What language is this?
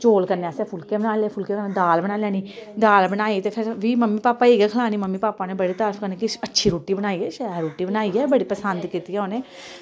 Dogri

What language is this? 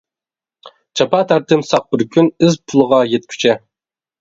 Uyghur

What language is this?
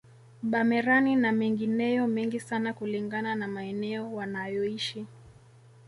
Swahili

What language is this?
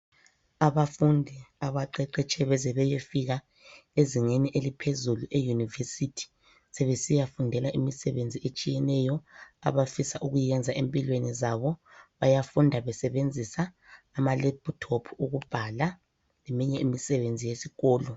North Ndebele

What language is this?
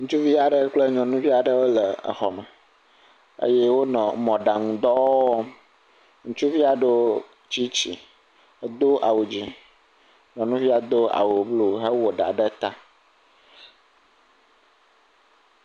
Ewe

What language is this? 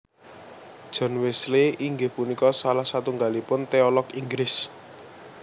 Javanese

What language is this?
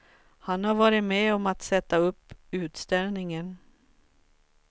Swedish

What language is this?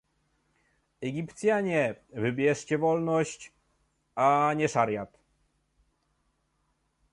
Polish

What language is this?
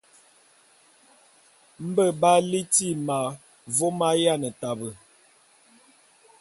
Bulu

